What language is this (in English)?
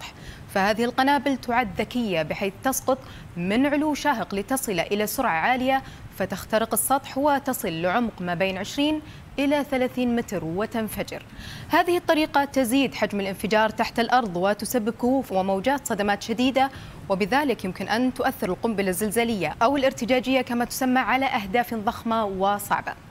Arabic